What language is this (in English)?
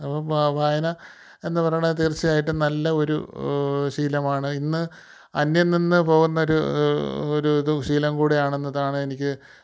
Malayalam